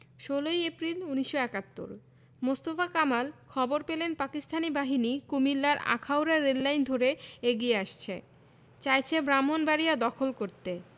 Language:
Bangla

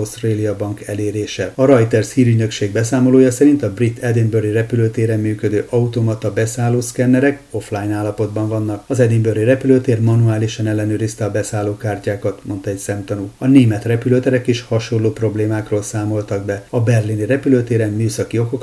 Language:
Hungarian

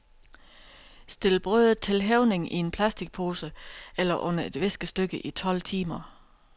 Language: Danish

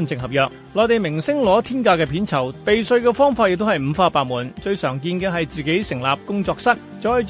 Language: Chinese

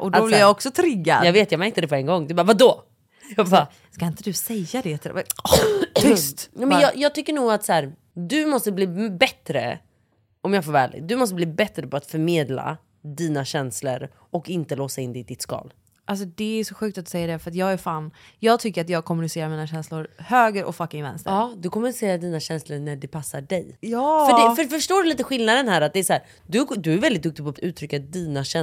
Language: Swedish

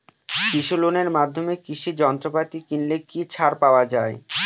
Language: Bangla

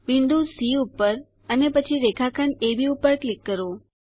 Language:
Gujarati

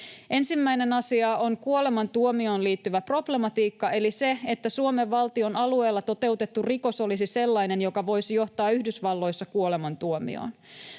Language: Finnish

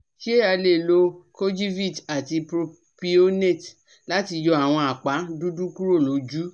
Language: Yoruba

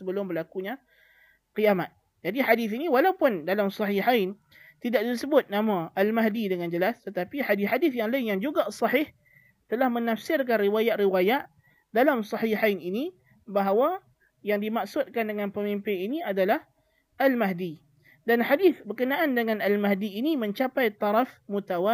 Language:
Malay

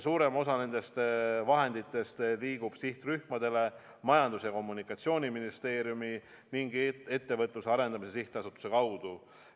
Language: Estonian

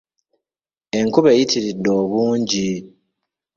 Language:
Ganda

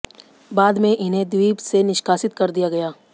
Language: Hindi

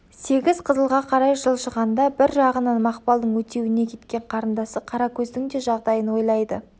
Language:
Kazakh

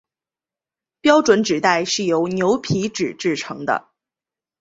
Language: Chinese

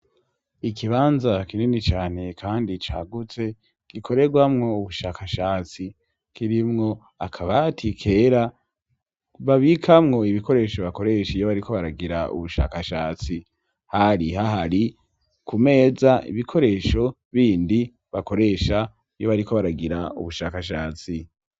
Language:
Rundi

